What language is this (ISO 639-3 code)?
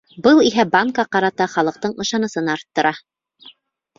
bak